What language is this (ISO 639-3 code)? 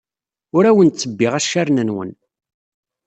kab